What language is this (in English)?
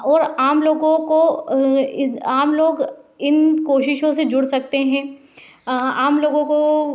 Hindi